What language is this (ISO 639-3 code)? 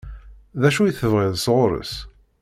kab